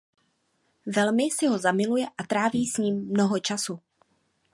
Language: Czech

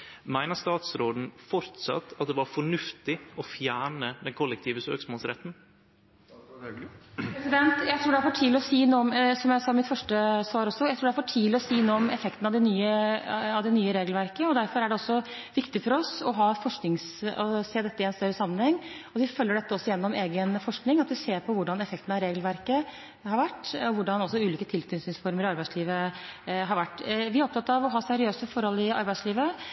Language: Norwegian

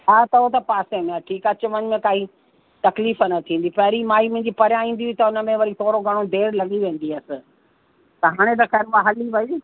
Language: Sindhi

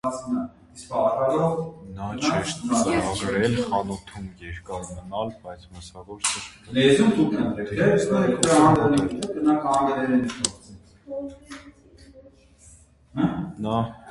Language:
Armenian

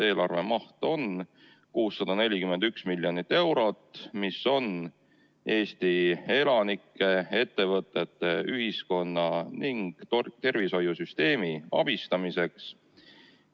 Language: Estonian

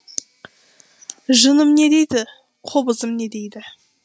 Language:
Kazakh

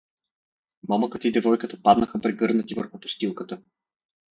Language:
Bulgarian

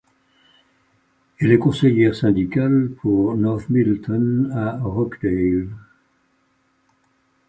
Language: French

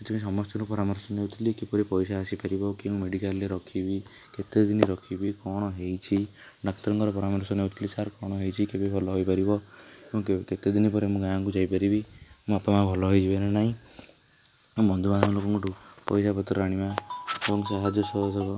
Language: Odia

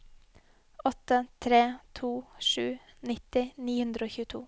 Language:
Norwegian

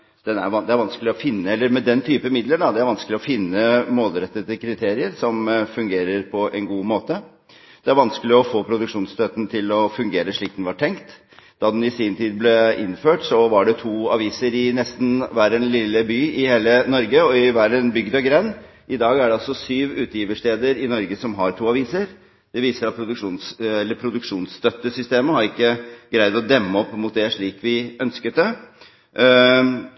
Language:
Norwegian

